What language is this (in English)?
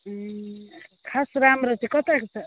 Nepali